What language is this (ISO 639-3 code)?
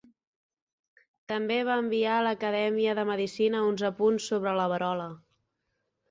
cat